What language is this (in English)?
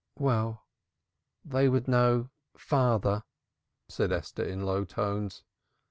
English